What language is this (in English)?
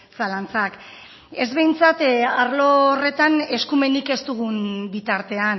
Basque